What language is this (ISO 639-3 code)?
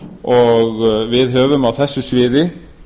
isl